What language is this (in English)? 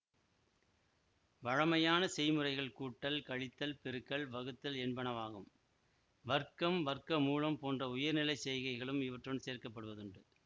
Tamil